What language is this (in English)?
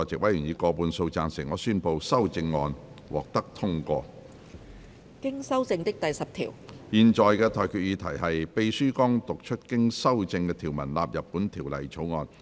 Cantonese